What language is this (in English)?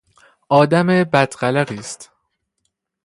Persian